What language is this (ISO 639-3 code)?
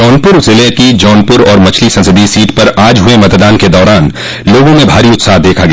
hin